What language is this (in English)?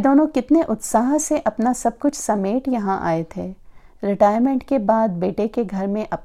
Hindi